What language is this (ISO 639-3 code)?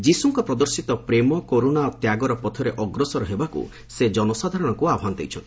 ori